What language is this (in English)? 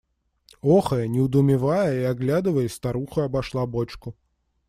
Russian